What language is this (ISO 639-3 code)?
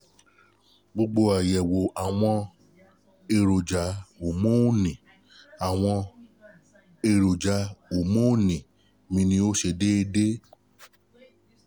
yor